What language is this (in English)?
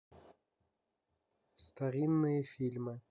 Russian